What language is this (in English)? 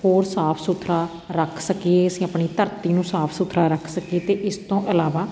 Punjabi